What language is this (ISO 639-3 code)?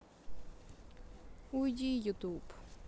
rus